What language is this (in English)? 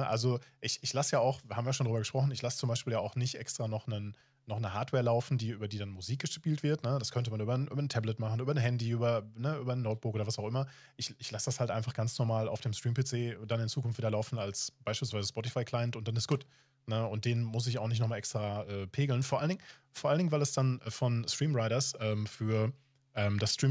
German